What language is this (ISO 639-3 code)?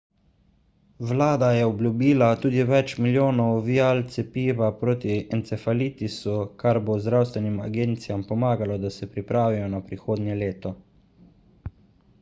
slv